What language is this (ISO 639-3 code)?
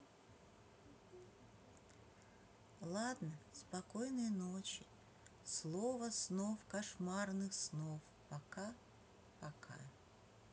rus